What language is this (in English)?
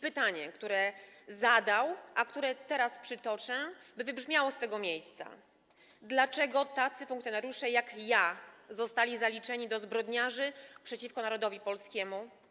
Polish